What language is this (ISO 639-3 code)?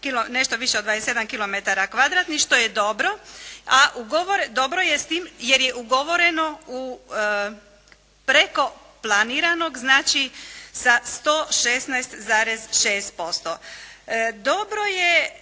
hrv